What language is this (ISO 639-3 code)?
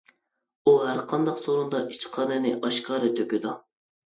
uig